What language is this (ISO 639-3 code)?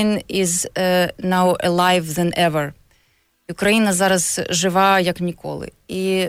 ukr